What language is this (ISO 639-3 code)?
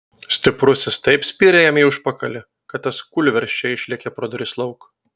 lit